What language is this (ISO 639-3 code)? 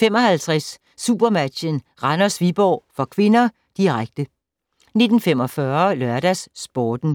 dan